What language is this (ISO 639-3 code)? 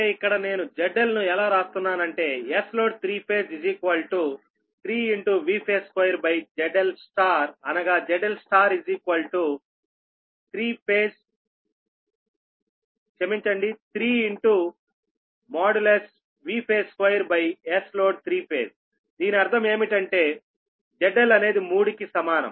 tel